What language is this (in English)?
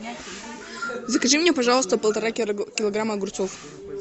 Russian